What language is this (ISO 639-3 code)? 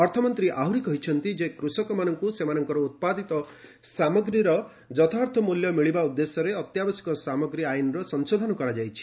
ori